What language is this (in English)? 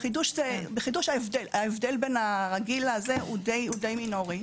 Hebrew